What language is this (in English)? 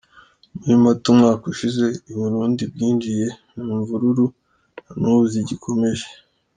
Kinyarwanda